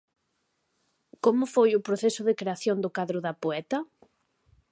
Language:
Galician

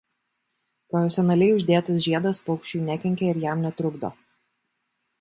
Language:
Lithuanian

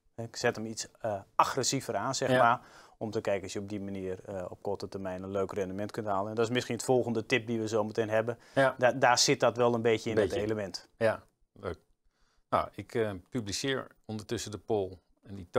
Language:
Dutch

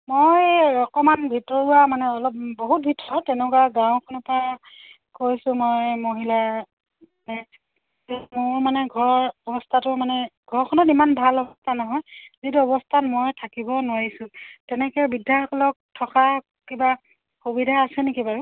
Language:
Assamese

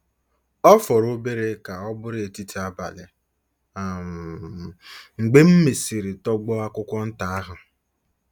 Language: Igbo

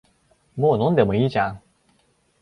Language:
Japanese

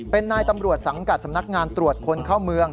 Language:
Thai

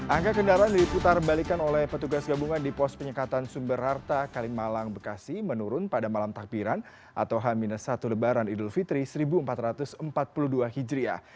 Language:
Indonesian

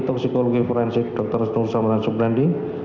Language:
Indonesian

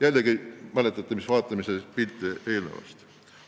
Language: Estonian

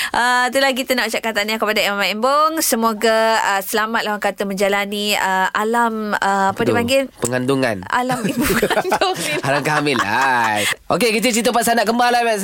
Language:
Malay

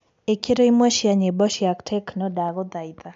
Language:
Kikuyu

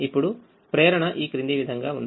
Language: Telugu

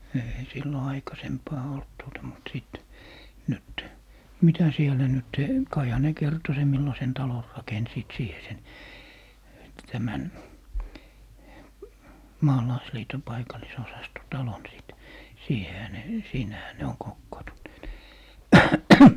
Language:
Finnish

